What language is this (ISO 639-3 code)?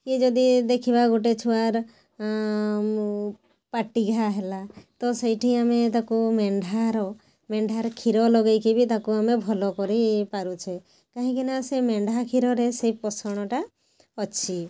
ori